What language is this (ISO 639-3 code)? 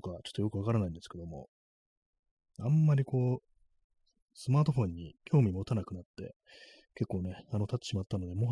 jpn